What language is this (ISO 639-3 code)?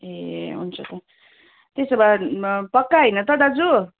nep